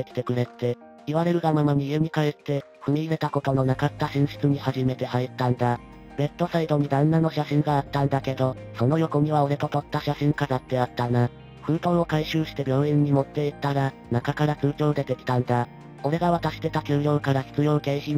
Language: Japanese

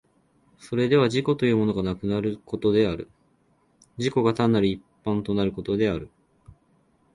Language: Japanese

